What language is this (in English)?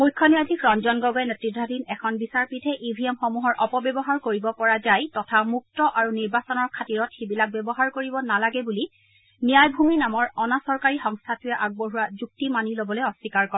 Assamese